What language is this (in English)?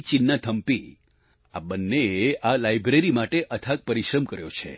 Gujarati